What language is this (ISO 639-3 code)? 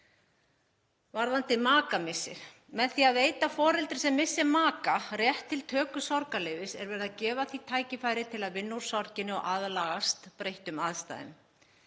isl